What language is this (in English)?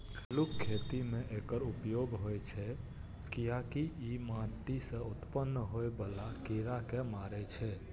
Maithili